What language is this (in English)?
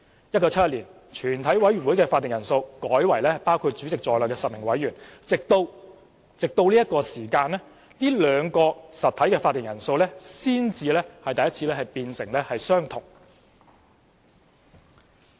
Cantonese